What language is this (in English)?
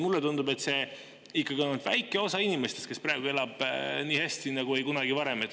Estonian